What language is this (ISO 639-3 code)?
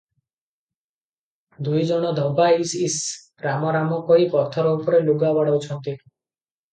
ori